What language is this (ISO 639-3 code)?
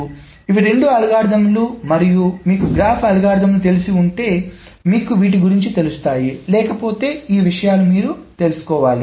tel